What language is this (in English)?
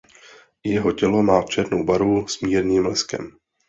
Czech